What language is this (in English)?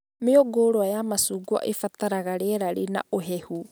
Kikuyu